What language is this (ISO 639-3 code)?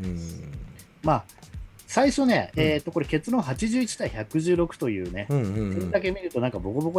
jpn